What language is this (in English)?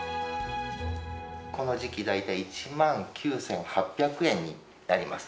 Japanese